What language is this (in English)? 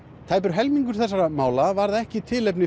Icelandic